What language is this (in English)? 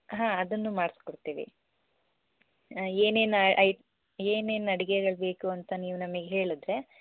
Kannada